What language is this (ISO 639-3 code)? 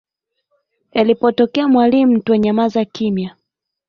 swa